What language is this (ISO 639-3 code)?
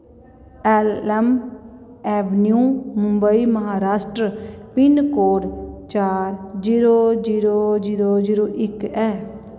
doi